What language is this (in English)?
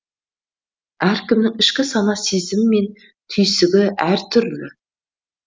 Kazakh